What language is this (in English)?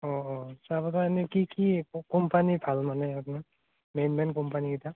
Assamese